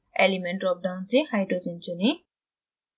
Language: Hindi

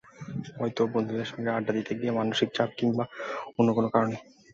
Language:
Bangla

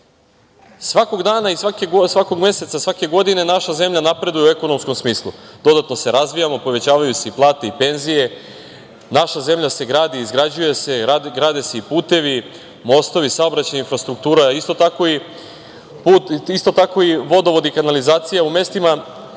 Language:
Serbian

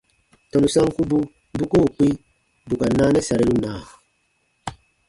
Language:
Baatonum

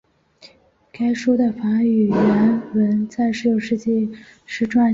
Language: Chinese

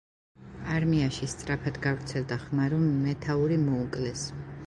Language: Georgian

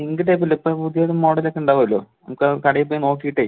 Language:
Malayalam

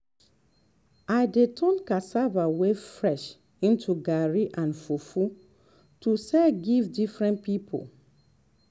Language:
Nigerian Pidgin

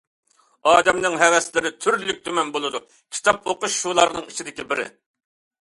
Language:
Uyghur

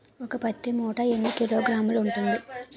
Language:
Telugu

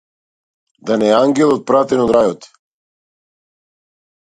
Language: Macedonian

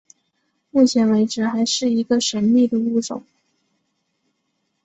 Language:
Chinese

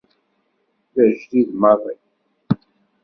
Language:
Kabyle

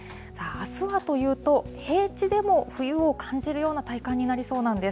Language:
Japanese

